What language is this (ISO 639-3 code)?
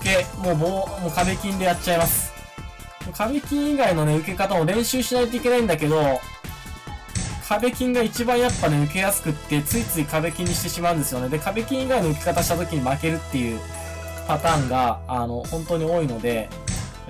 jpn